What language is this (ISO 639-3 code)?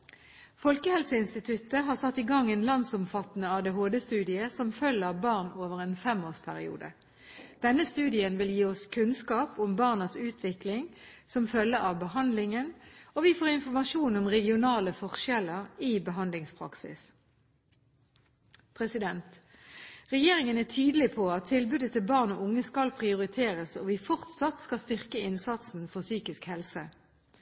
nob